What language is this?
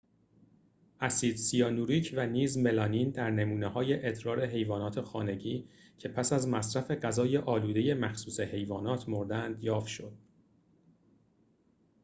Persian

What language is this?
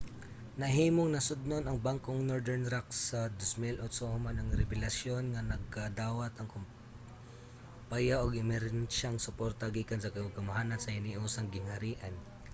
Cebuano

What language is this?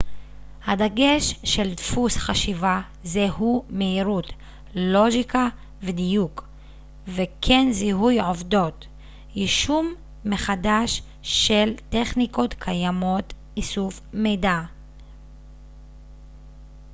Hebrew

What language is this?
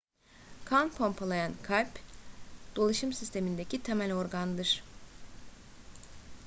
Turkish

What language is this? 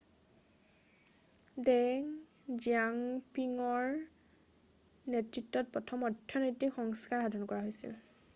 Assamese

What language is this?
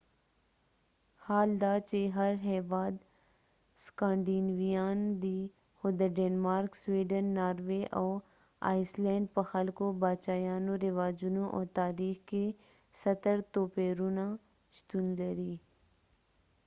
Pashto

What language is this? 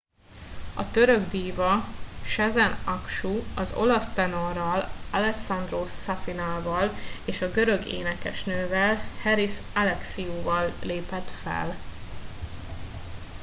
Hungarian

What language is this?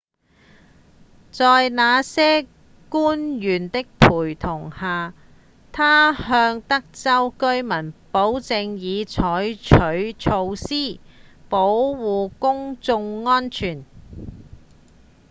Cantonese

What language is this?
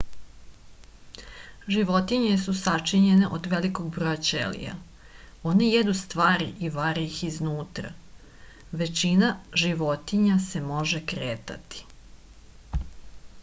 Serbian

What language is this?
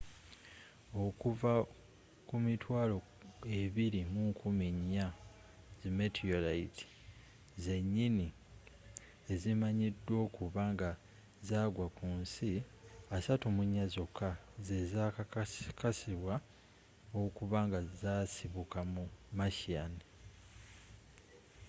Ganda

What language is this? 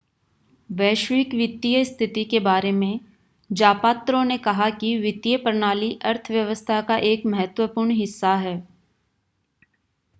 Hindi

